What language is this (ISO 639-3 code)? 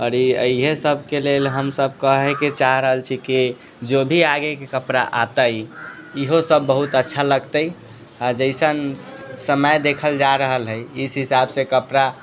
mai